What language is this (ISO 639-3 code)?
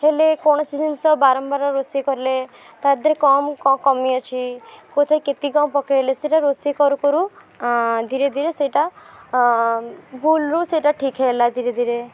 ori